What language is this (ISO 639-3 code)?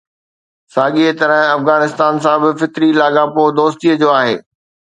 snd